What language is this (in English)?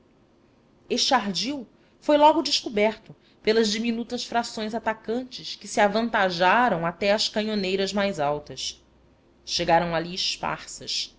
Portuguese